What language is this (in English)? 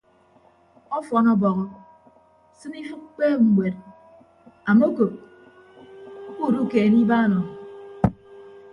Ibibio